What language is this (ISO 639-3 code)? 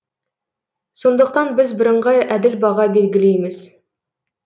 kaz